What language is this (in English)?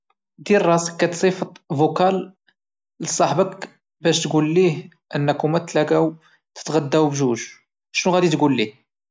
Moroccan Arabic